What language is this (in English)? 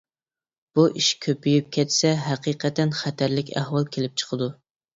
Uyghur